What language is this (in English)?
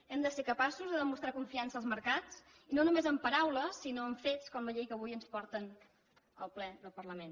Catalan